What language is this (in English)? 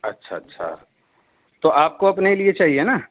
Urdu